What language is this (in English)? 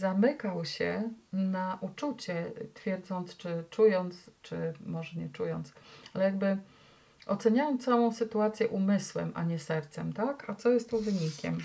Polish